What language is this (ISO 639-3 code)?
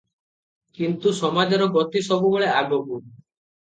ori